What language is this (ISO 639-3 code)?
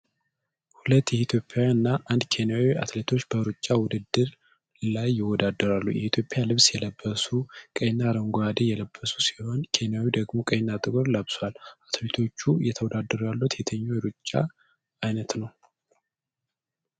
amh